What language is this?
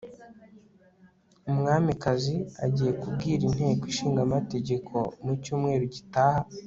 Kinyarwanda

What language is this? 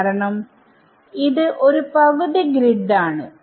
Malayalam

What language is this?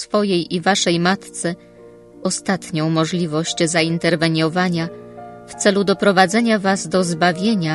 Polish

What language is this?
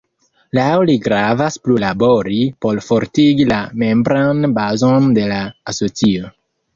Esperanto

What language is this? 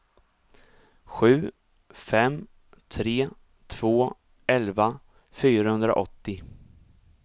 Swedish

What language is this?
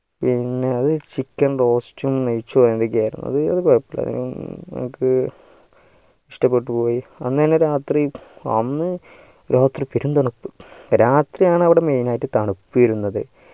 Malayalam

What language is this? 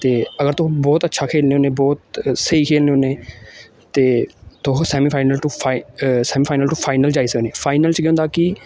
Dogri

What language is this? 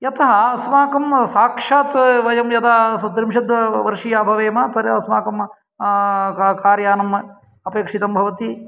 Sanskrit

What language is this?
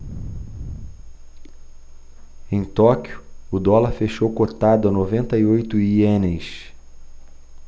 Portuguese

